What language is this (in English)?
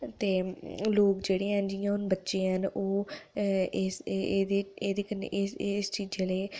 Dogri